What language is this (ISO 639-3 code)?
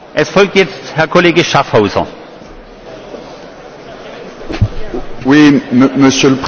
fra